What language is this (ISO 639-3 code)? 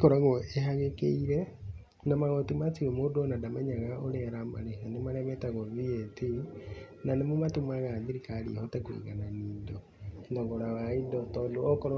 kik